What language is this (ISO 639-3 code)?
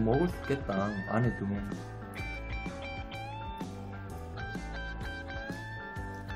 kor